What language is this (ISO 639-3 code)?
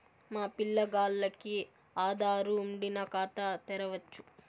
tel